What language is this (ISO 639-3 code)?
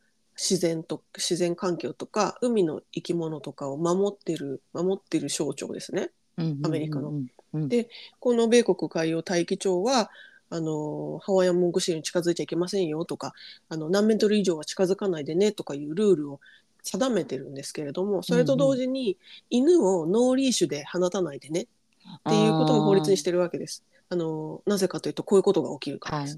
jpn